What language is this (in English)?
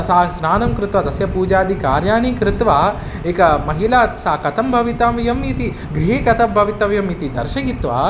Sanskrit